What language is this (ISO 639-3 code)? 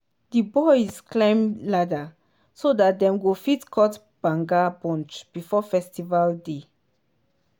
pcm